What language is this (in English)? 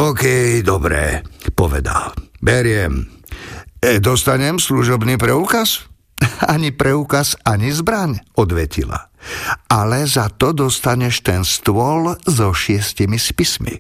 Slovak